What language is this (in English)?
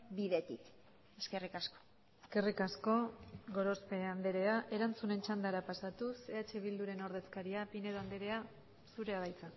Basque